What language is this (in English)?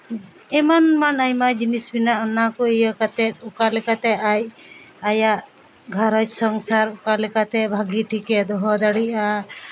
Santali